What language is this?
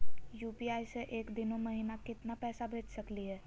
Magahi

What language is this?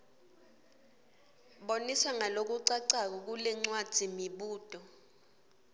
Swati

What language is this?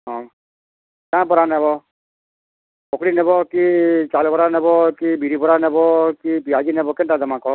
Odia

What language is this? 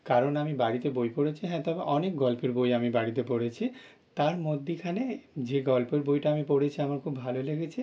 Bangla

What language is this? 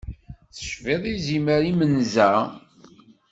Kabyle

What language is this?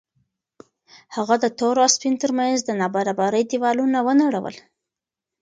Pashto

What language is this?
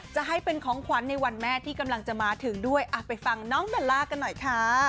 Thai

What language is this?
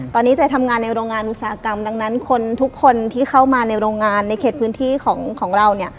Thai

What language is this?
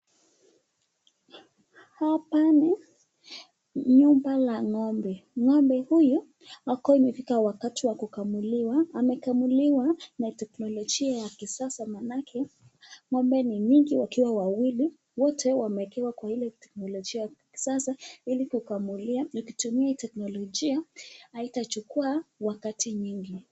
Swahili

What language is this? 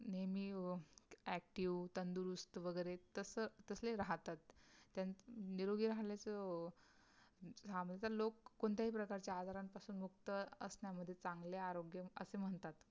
Marathi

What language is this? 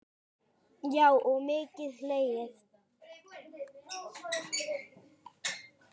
Icelandic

